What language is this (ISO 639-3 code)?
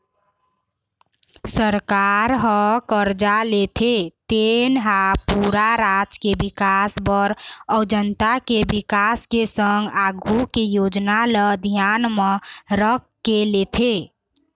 hne